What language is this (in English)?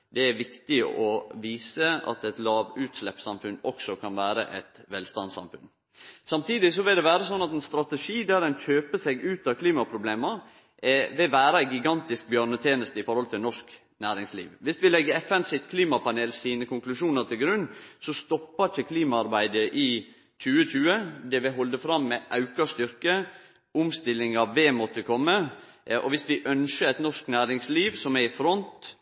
Norwegian Nynorsk